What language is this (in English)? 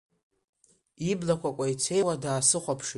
Abkhazian